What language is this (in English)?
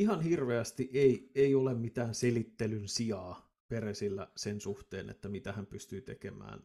Finnish